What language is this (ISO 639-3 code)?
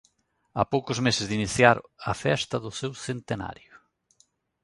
glg